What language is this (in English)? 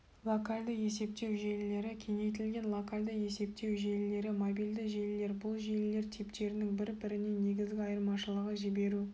Kazakh